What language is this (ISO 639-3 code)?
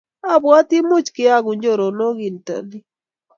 kln